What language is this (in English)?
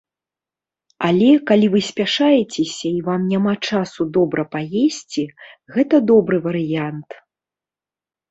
Belarusian